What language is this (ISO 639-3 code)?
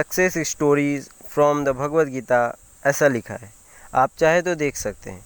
hin